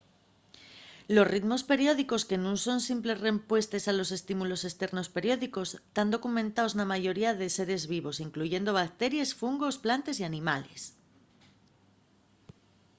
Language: Asturian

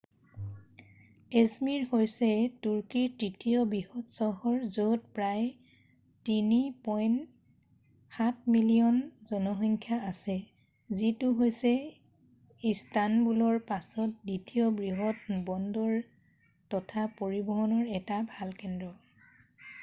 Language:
Assamese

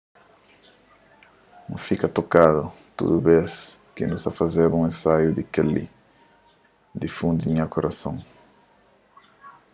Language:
Kabuverdianu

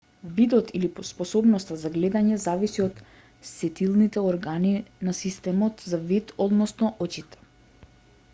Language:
Macedonian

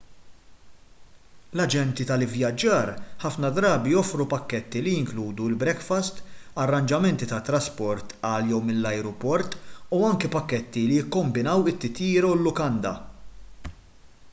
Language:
Maltese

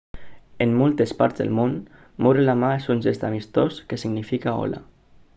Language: Catalan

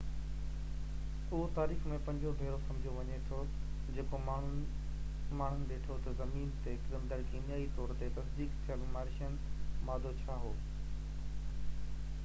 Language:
Sindhi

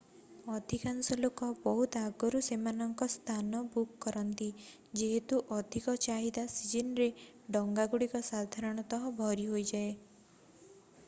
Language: Odia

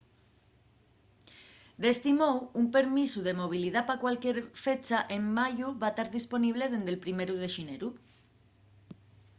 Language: Asturian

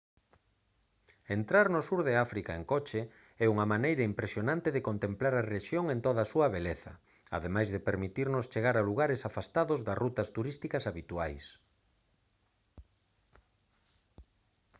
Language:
Galician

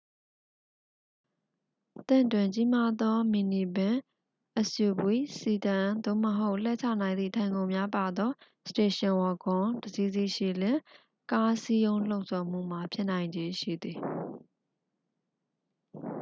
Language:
Burmese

